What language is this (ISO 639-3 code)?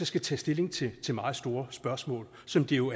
dan